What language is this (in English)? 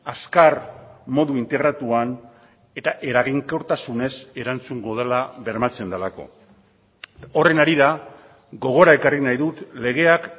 Basque